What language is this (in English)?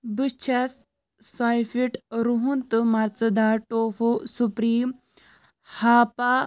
Kashmiri